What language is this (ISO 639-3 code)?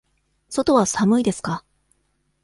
jpn